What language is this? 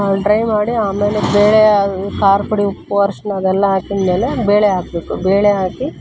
Kannada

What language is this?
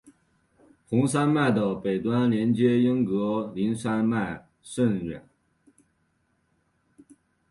Chinese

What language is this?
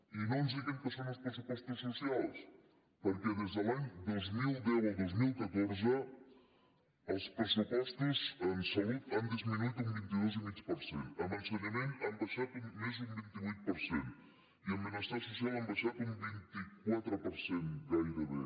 Catalan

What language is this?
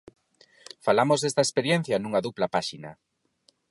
Galician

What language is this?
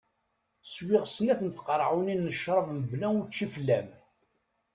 Kabyle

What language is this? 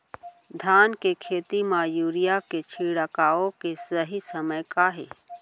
Chhattisgarhi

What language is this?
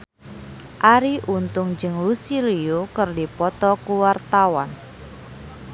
Sundanese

